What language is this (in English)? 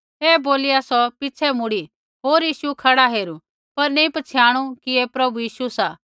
Kullu Pahari